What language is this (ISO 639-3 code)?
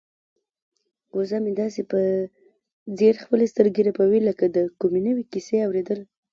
pus